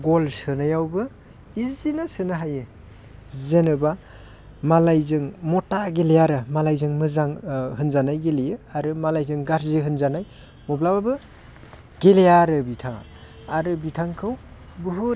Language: Bodo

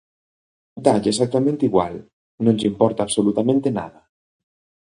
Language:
Galician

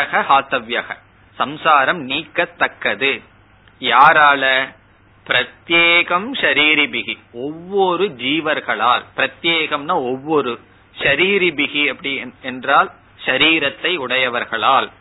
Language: Tamil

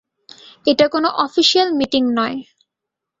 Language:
Bangla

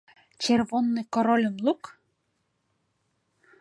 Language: Mari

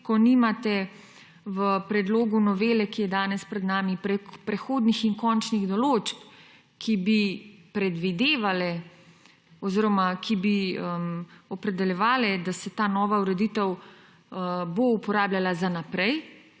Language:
Slovenian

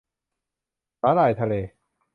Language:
Thai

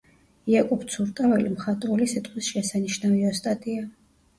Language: Georgian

